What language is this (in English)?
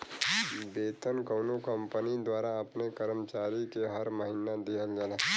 Bhojpuri